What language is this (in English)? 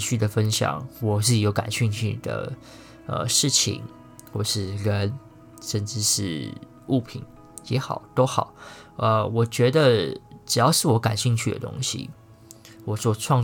Chinese